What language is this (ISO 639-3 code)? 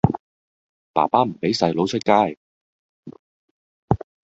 yue